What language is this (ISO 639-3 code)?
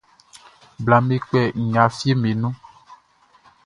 bci